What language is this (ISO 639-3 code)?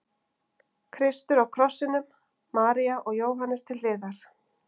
isl